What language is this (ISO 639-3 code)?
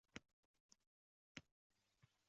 uzb